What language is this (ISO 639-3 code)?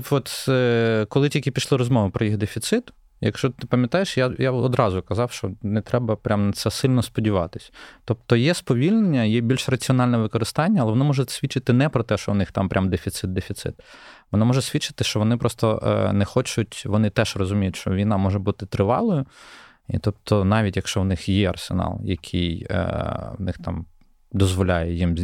ukr